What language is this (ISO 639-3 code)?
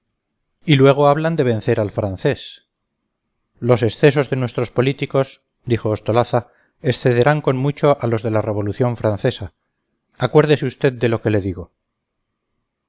spa